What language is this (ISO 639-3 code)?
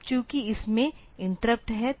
hin